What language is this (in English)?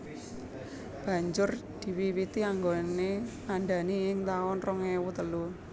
Javanese